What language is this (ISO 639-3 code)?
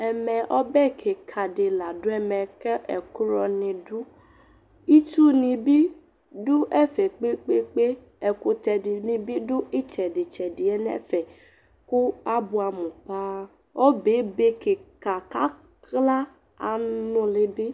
kpo